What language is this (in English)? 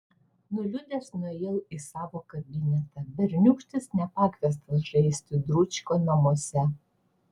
Lithuanian